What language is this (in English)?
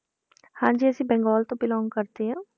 Punjabi